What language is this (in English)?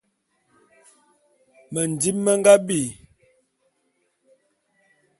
Bulu